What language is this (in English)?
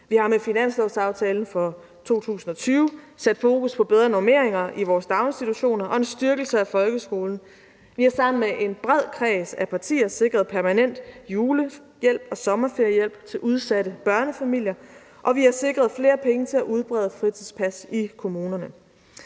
Danish